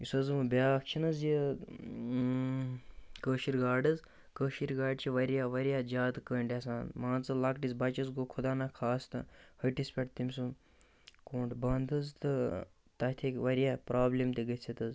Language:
Kashmiri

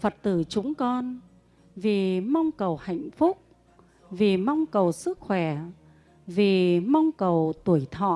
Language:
Vietnamese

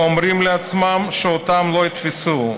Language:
Hebrew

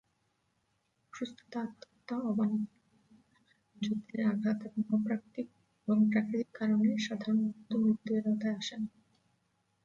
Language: Bangla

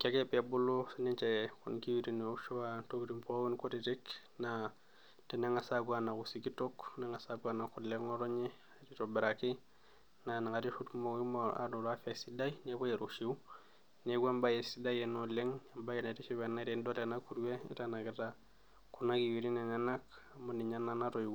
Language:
Masai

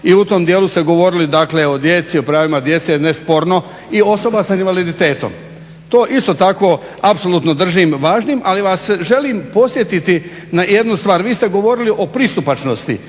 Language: Croatian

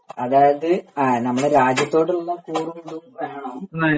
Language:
Malayalam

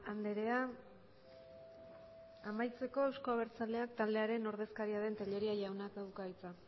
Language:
Basque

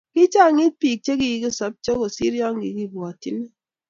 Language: Kalenjin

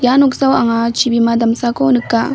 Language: Garo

